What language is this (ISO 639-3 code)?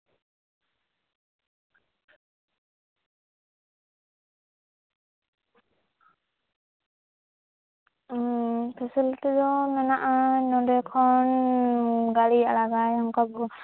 sat